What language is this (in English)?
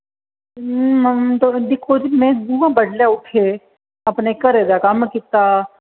Dogri